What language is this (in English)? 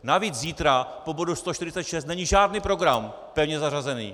Czech